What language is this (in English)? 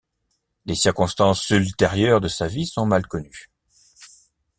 French